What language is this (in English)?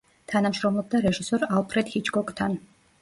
Georgian